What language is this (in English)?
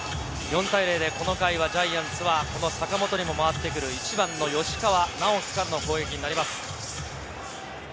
Japanese